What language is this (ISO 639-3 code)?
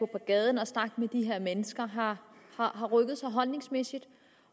dan